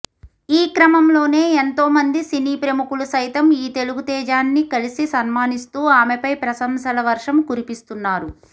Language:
Telugu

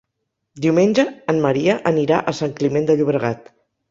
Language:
Catalan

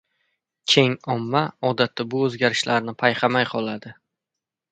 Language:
Uzbek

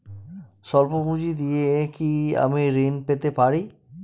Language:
Bangla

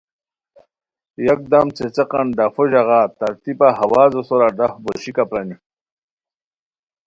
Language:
Khowar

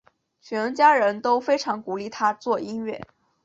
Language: Chinese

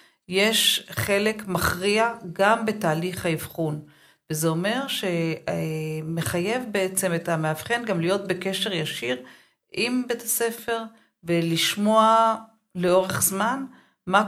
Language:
Hebrew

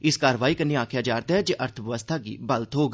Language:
Dogri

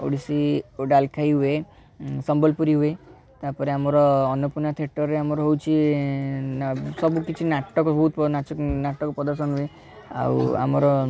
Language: Odia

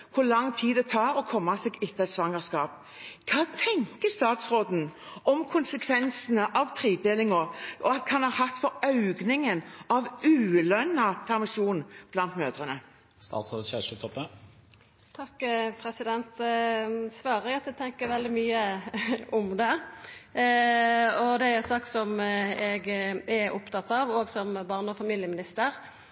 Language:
Norwegian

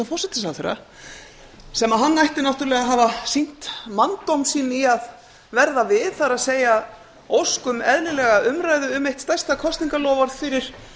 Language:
Icelandic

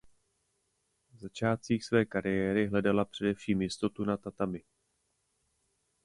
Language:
Czech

